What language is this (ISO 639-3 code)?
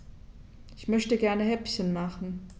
deu